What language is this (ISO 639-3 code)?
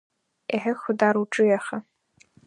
abk